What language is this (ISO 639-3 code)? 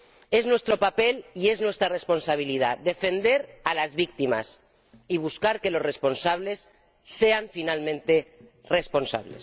spa